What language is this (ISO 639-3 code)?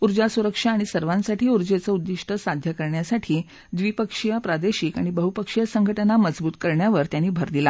mar